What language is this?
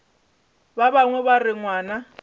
Northern Sotho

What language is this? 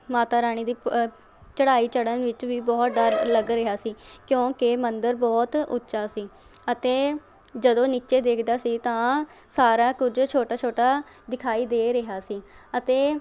Punjabi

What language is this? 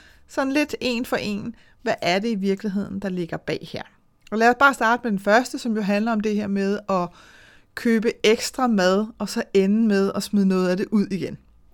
Danish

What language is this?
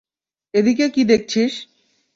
Bangla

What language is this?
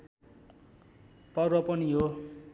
Nepali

